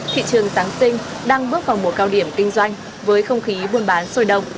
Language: Vietnamese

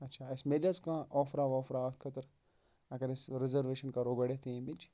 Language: Kashmiri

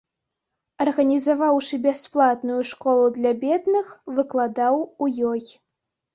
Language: Belarusian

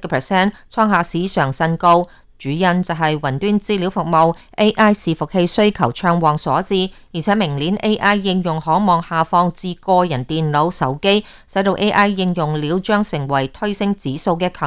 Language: Chinese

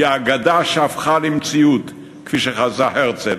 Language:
Hebrew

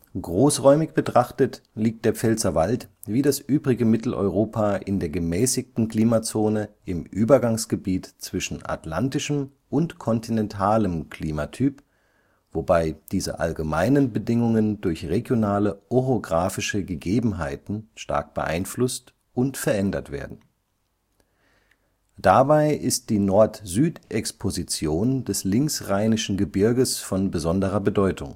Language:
German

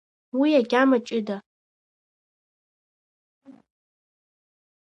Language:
Abkhazian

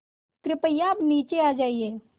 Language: Hindi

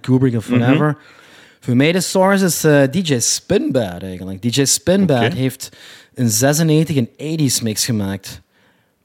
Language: Dutch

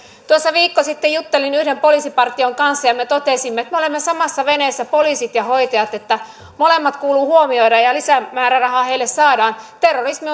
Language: Finnish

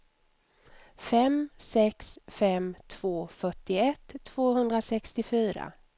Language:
Swedish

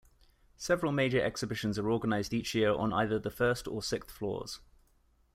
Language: English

